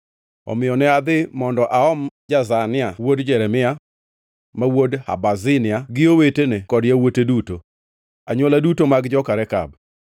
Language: Luo (Kenya and Tanzania)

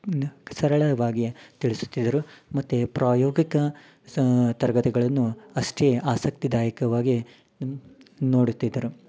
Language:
Kannada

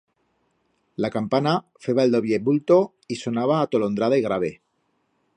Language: Aragonese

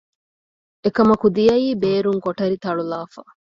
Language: Divehi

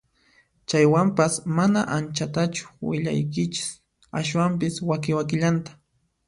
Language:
Puno Quechua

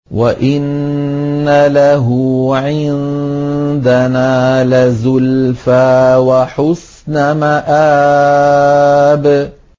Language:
Arabic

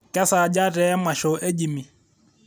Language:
Masai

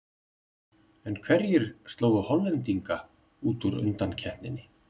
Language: Icelandic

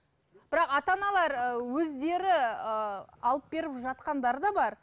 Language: Kazakh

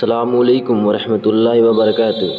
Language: Urdu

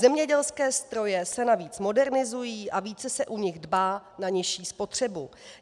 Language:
Czech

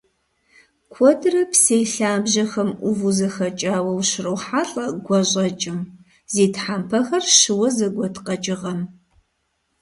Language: Kabardian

